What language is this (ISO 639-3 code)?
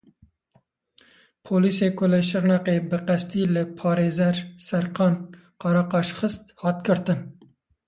kur